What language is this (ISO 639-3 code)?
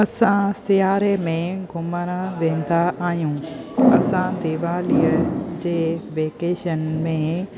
snd